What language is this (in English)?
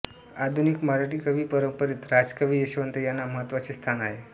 Marathi